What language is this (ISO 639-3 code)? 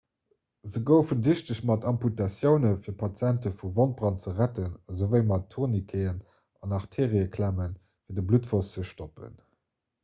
ltz